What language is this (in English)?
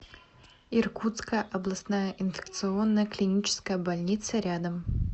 Russian